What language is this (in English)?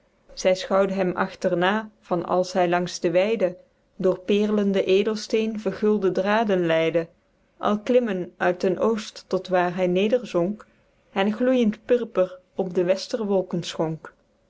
Dutch